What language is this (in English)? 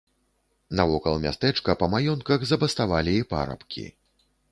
Belarusian